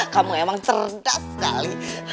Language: Indonesian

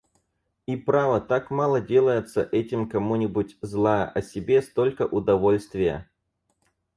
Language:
Russian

